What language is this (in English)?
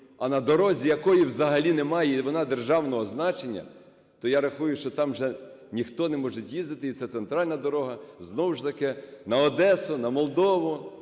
Ukrainian